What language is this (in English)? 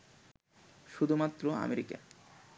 Bangla